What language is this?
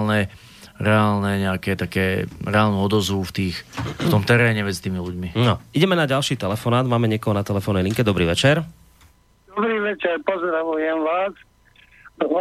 Slovak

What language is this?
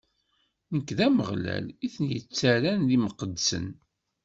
Kabyle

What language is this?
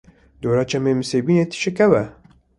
Kurdish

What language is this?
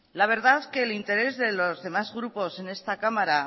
Spanish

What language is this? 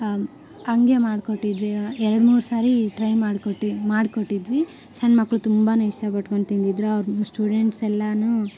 Kannada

